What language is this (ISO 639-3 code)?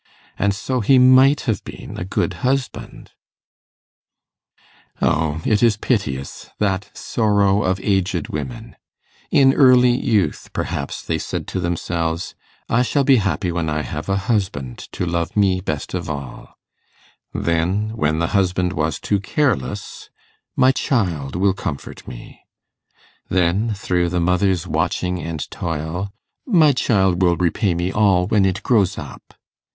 eng